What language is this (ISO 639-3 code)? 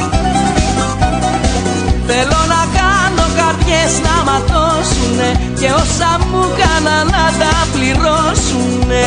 ell